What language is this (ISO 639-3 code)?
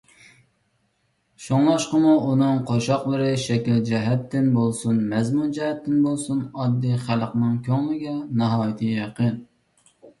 uig